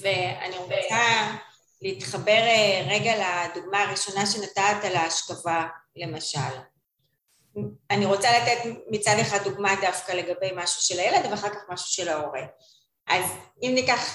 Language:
Hebrew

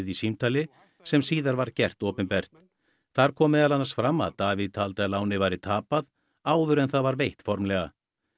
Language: Icelandic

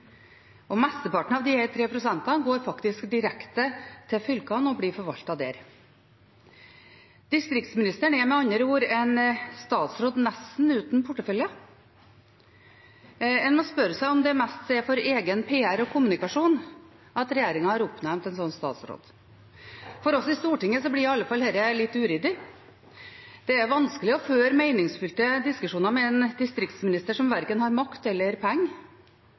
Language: Norwegian Bokmål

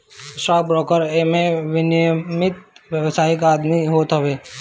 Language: Bhojpuri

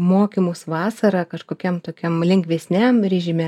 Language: Lithuanian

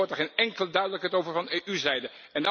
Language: Dutch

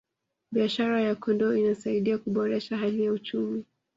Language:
Swahili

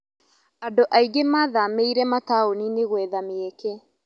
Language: Kikuyu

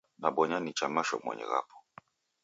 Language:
Taita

